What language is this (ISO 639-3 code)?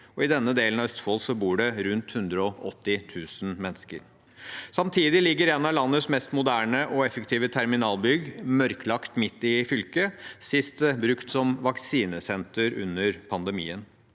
nor